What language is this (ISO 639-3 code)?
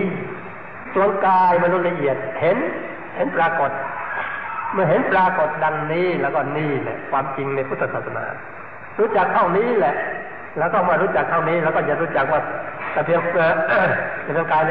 tha